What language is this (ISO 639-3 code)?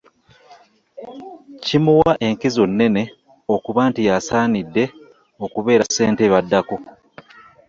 lug